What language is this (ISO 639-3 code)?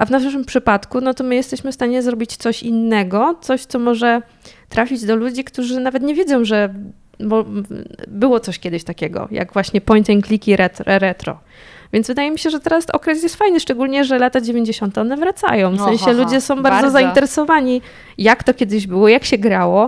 pol